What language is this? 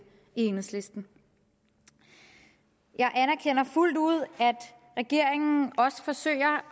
Danish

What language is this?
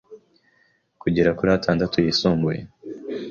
Kinyarwanda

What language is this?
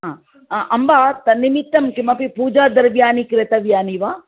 Sanskrit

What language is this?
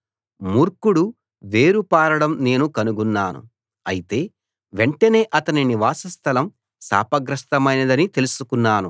Telugu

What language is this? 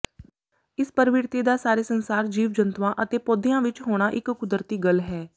Punjabi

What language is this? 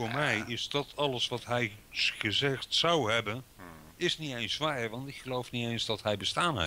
Dutch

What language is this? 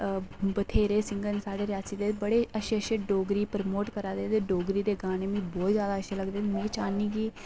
Dogri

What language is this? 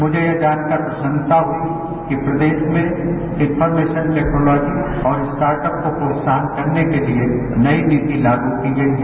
Hindi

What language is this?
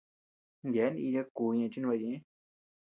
Tepeuxila Cuicatec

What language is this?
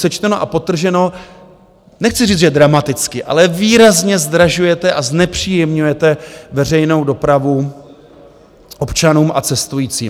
Czech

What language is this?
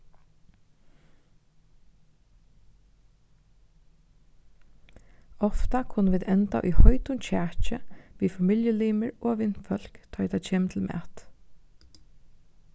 Faroese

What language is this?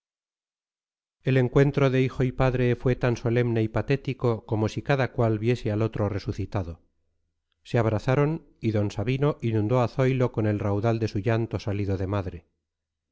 Spanish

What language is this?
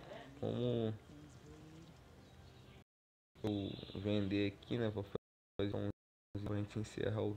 Portuguese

